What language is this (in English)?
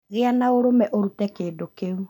Kikuyu